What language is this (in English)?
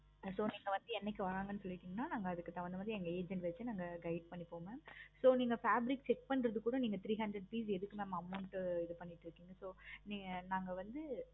Tamil